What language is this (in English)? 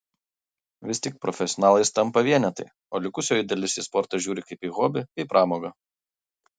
Lithuanian